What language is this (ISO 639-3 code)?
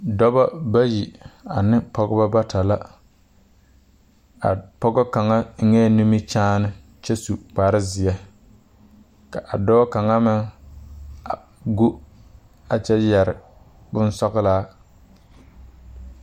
dga